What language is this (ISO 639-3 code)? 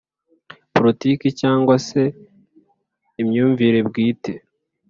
kin